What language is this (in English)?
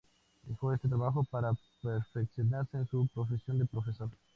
Spanish